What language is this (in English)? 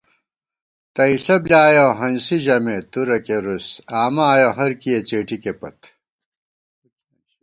Gawar-Bati